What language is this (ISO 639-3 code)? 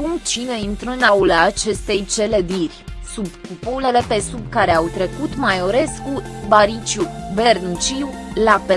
ron